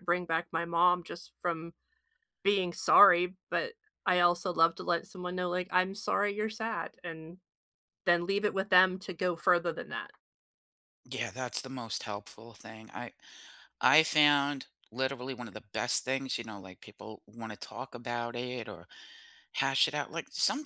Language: English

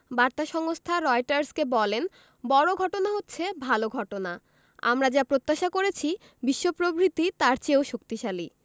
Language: Bangla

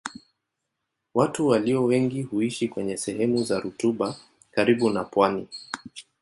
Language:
Swahili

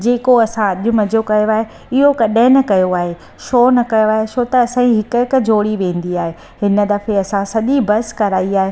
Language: Sindhi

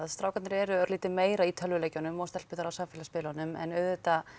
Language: Icelandic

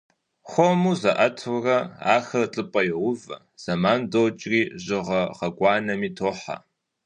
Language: Kabardian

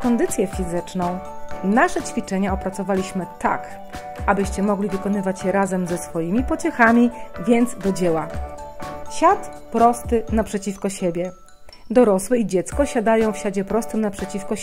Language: Polish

